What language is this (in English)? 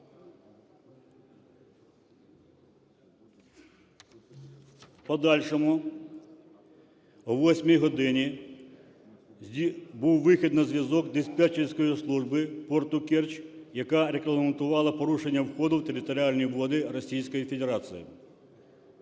Ukrainian